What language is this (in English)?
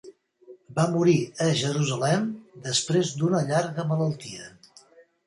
Catalan